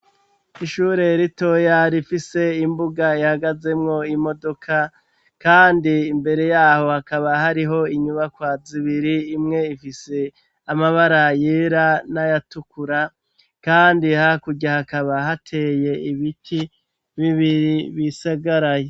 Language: Rundi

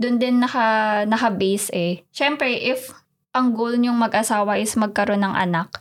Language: Filipino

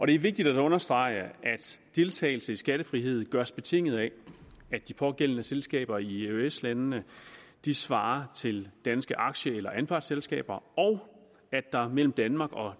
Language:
Danish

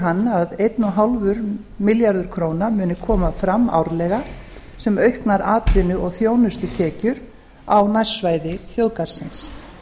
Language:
Icelandic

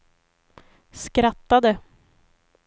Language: Swedish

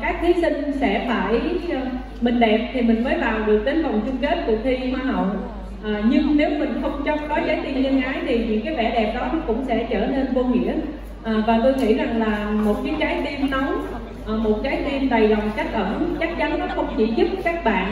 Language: Vietnamese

